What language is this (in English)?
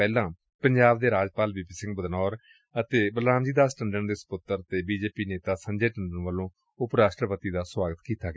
Punjabi